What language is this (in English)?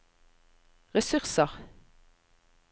Norwegian